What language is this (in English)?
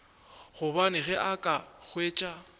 Northern Sotho